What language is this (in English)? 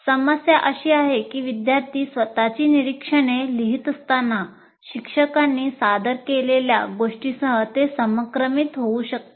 Marathi